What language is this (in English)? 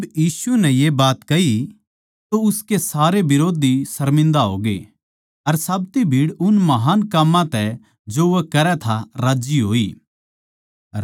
Haryanvi